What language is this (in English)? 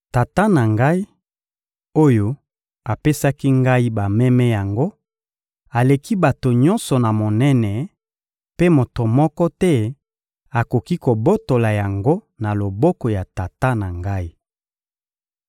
Lingala